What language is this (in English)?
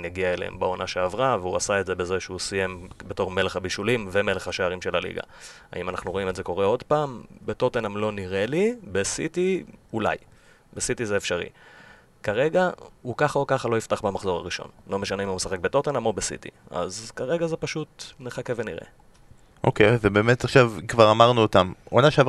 Hebrew